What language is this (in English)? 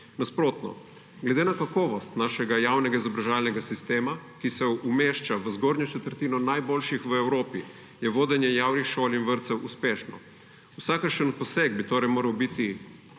Slovenian